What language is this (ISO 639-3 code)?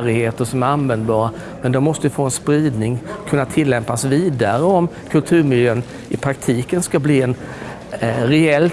swe